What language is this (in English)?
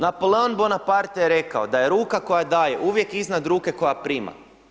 Croatian